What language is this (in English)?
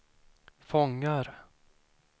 Swedish